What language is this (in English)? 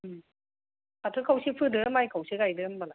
Bodo